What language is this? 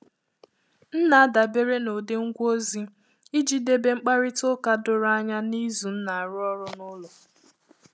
Igbo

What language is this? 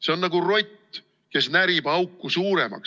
Estonian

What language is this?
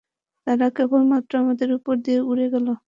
Bangla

